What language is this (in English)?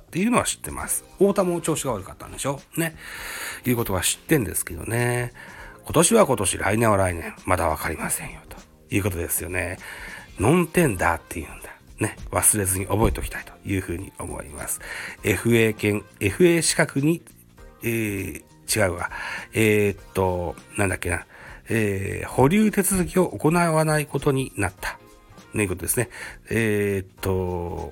Japanese